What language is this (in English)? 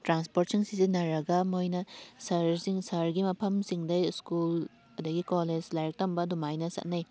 Manipuri